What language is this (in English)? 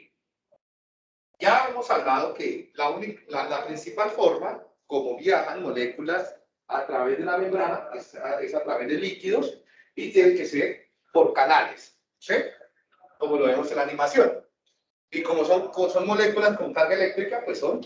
Spanish